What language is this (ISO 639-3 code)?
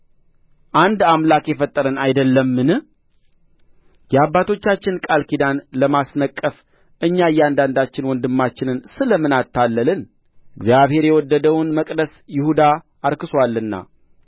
amh